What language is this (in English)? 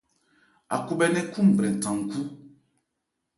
Ebrié